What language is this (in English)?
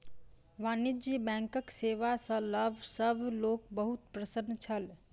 Maithili